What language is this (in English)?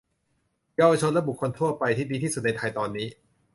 Thai